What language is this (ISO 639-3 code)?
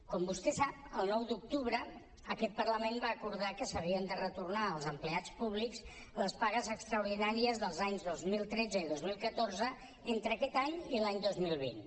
cat